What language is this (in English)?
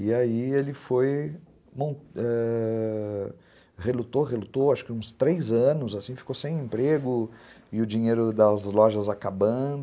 Portuguese